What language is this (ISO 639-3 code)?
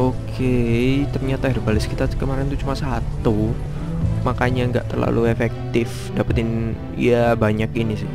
ind